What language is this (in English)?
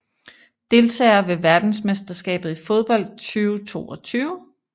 Danish